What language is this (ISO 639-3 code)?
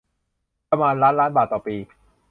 tha